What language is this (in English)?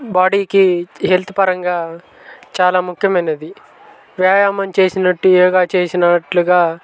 Telugu